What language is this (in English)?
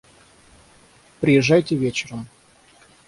Russian